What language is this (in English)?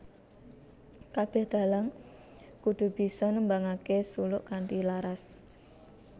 Javanese